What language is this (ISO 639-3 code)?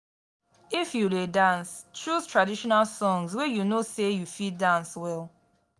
pcm